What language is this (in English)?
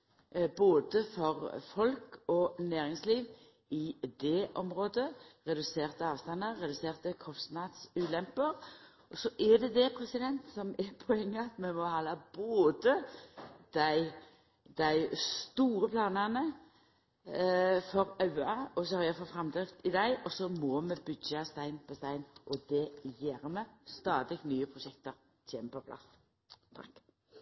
Norwegian Nynorsk